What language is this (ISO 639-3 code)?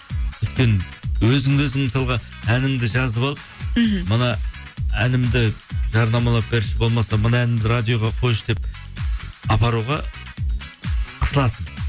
kaz